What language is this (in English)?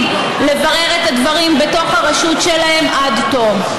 Hebrew